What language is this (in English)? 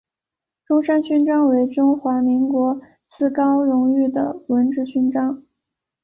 Chinese